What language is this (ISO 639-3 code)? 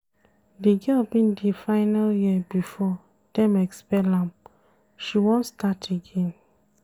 pcm